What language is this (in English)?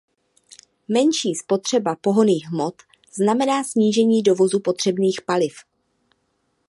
Czech